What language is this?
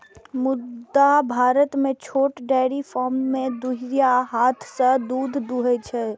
Maithili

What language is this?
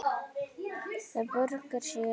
Icelandic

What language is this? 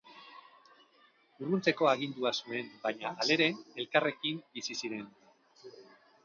Basque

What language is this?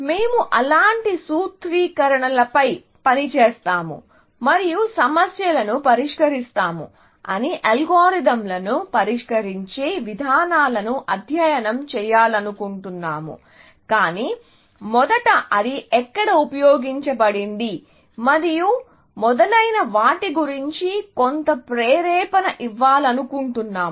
Telugu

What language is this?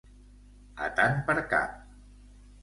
Catalan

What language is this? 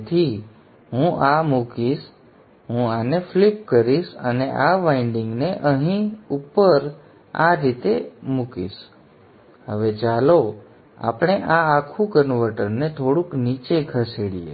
Gujarati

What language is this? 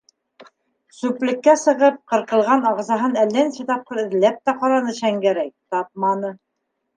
Bashkir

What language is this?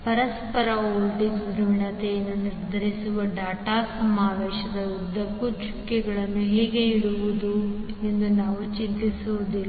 Kannada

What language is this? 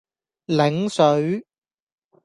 Cantonese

